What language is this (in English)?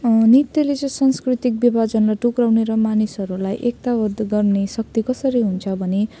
Nepali